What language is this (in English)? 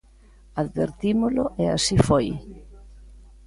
Galician